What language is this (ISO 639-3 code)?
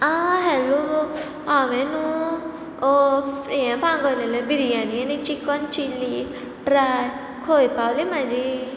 kok